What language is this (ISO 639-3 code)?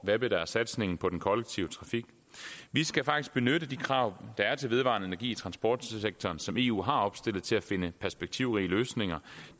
dan